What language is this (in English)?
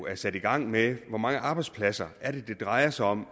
Danish